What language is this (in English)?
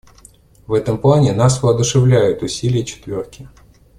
Russian